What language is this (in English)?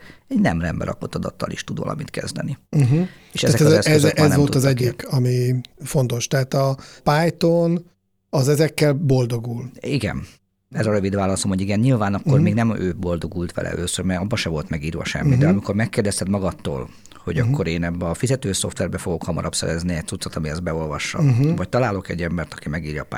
Hungarian